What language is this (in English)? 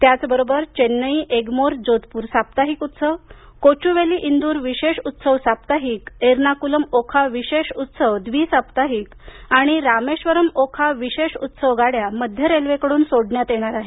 Marathi